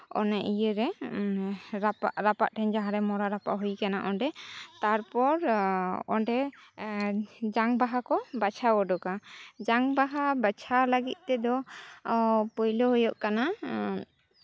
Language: Santali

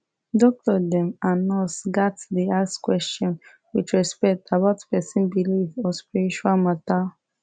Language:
Nigerian Pidgin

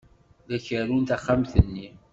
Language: Kabyle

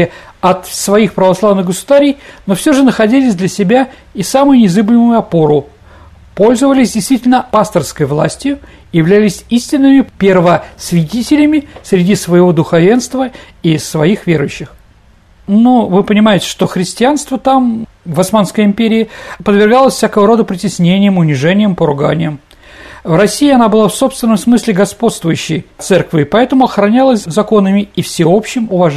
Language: Russian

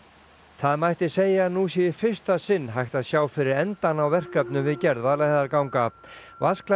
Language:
Icelandic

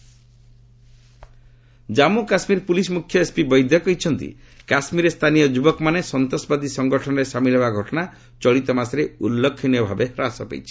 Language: Odia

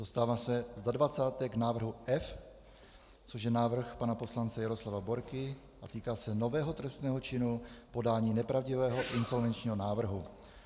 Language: Czech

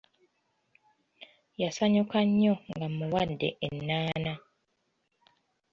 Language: Ganda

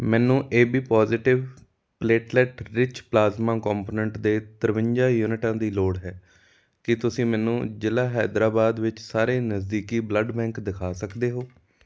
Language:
Punjabi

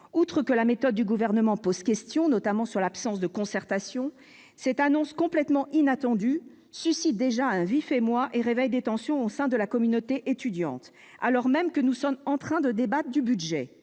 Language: French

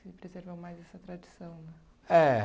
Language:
Portuguese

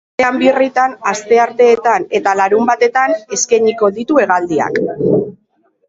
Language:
Basque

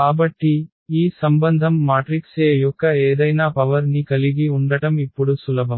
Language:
Telugu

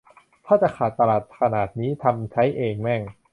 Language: Thai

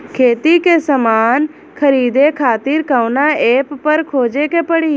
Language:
Bhojpuri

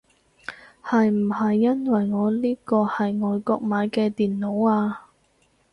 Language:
Cantonese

